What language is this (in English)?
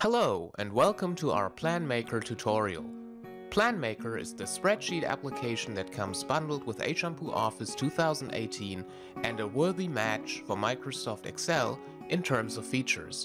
English